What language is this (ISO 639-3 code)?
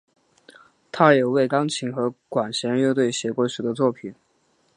zho